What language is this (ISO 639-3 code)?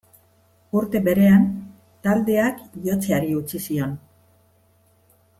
eus